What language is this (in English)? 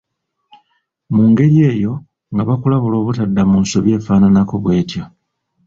Ganda